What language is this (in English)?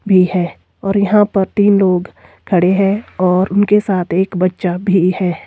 Hindi